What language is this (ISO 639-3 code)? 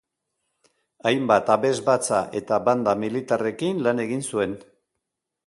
eus